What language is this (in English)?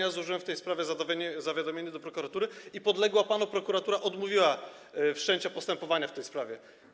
Polish